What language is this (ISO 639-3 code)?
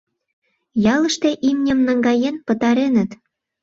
chm